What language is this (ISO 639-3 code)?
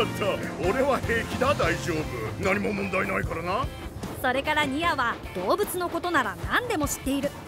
jpn